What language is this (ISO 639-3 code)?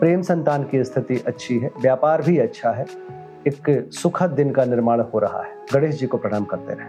hin